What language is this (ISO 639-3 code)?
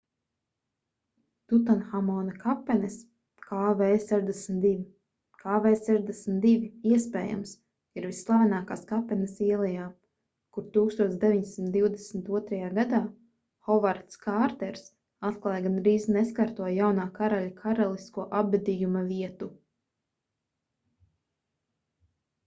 lav